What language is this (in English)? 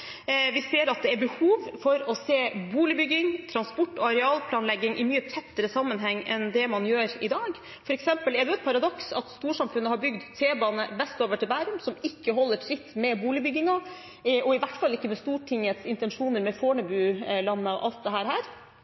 Norwegian Bokmål